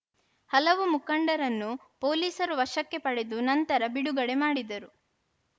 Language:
Kannada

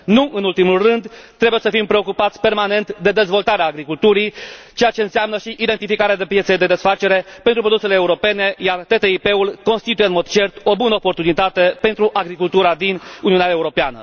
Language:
Romanian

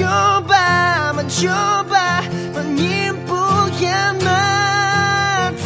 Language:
Malay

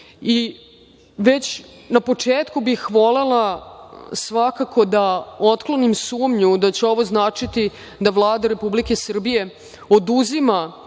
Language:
Serbian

